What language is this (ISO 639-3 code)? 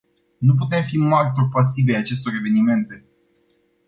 ron